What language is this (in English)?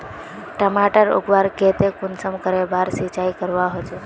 Magahi